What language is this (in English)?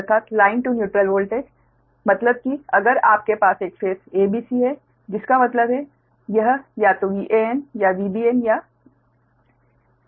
Hindi